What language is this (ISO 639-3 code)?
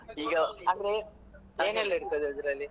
kan